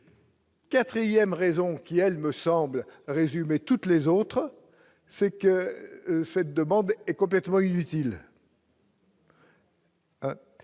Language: French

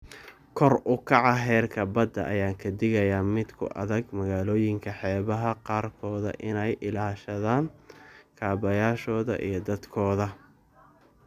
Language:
Somali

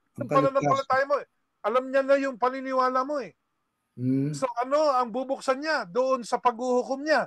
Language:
Filipino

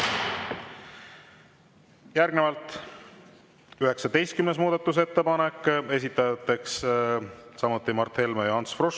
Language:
Estonian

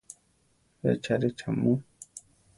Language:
Central Tarahumara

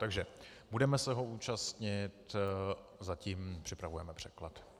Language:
Czech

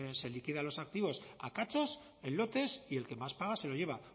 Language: Spanish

